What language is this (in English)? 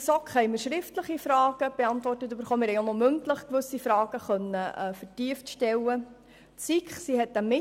Swiss German